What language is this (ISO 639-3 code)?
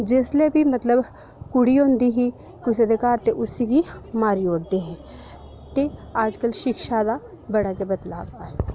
doi